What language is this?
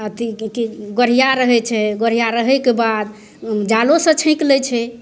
Maithili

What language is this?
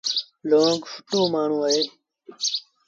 Sindhi Bhil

